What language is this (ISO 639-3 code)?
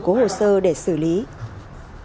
vie